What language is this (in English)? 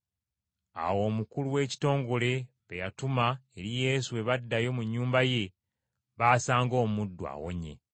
Ganda